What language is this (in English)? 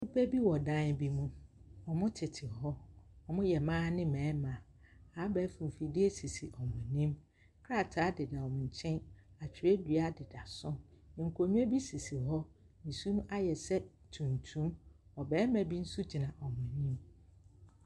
Akan